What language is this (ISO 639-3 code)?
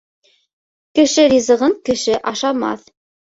bak